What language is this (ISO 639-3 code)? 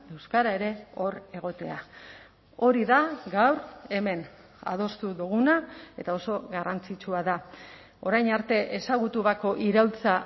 eus